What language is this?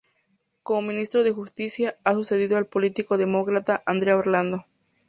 Spanish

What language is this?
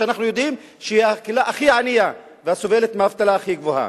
Hebrew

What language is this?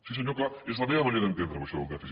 Catalan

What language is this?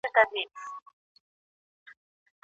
Pashto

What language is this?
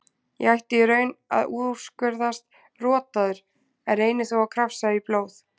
Icelandic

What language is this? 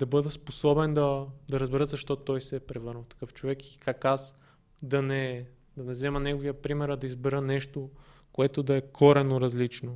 Bulgarian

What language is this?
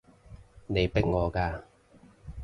Cantonese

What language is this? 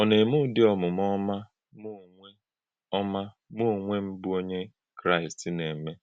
Igbo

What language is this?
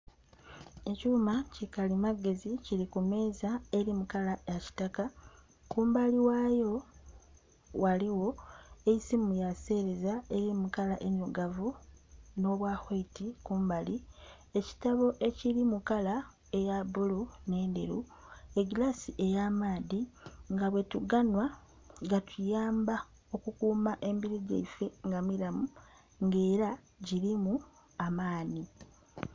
Soga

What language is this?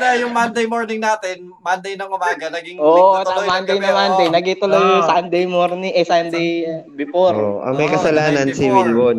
Filipino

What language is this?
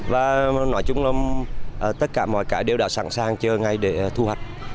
Vietnamese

